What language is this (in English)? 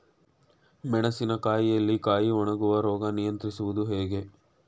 Kannada